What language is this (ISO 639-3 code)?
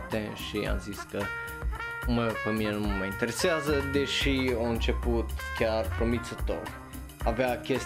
ron